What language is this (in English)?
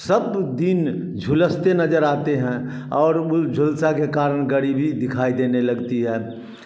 Hindi